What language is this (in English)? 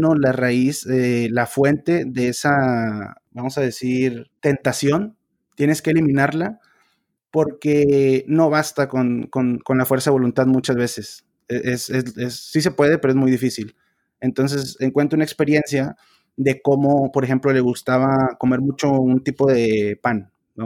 Spanish